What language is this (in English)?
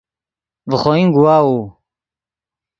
Yidgha